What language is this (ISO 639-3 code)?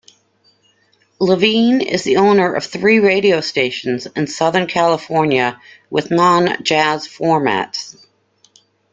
eng